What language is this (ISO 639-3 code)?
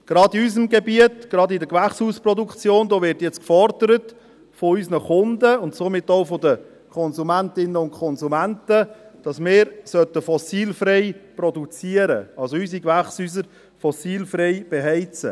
gsw